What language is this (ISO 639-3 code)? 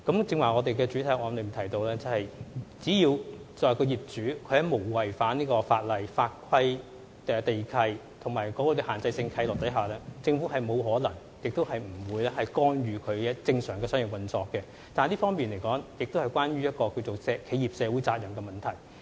yue